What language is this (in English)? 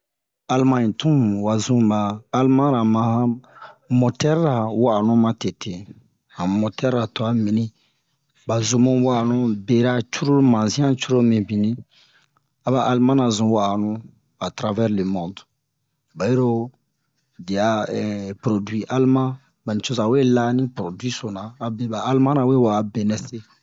Bomu